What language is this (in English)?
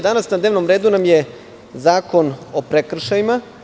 Serbian